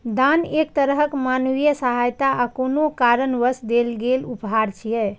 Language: Maithili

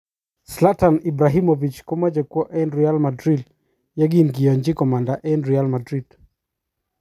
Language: Kalenjin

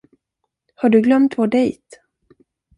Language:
Swedish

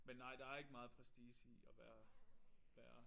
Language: Danish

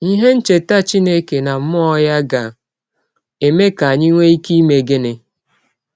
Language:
Igbo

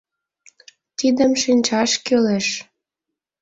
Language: Mari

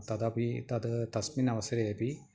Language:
Sanskrit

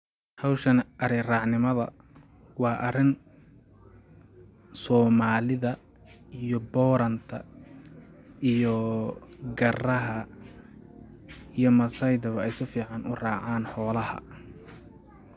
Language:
Somali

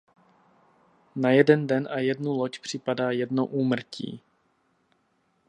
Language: Czech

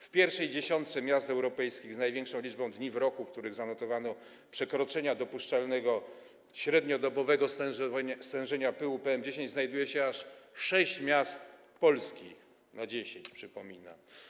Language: Polish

